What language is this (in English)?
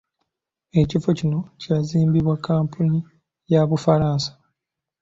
Ganda